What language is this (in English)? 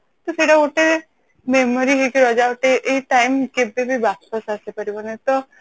Odia